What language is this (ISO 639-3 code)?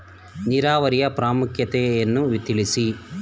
kan